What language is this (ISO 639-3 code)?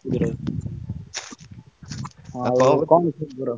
ori